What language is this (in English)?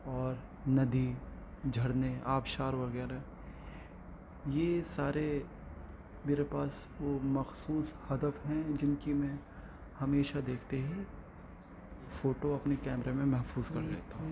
Urdu